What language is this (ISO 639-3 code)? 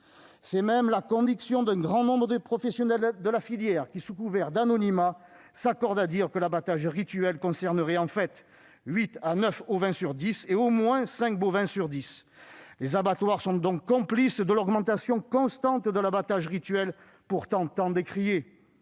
fra